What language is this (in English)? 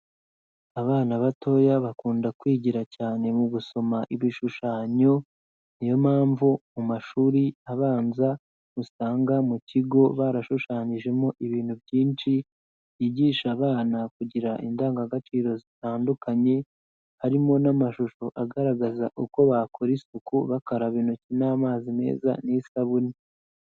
Kinyarwanda